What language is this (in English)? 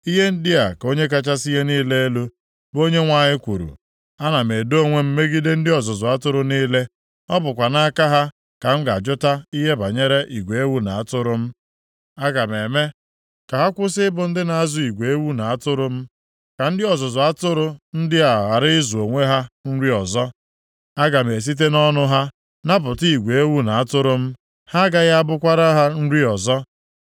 Igbo